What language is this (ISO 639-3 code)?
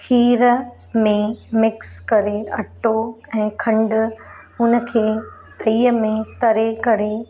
snd